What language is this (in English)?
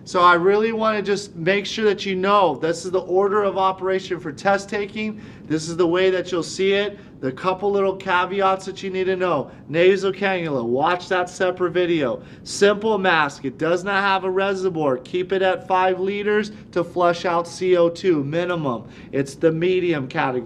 English